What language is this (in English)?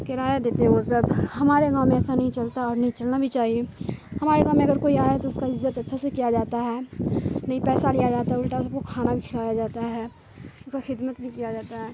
Urdu